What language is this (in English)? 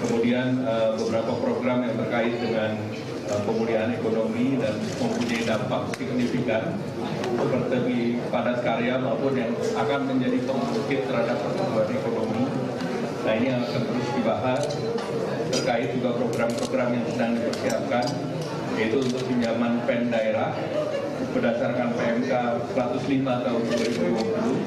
Indonesian